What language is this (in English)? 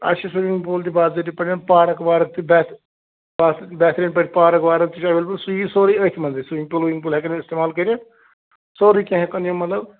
Kashmiri